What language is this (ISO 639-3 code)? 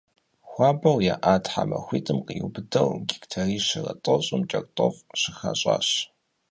kbd